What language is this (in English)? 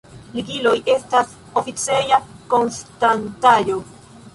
Esperanto